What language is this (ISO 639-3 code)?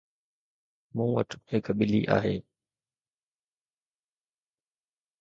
snd